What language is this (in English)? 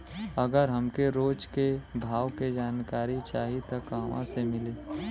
Bhojpuri